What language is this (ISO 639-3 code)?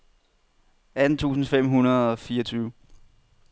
dan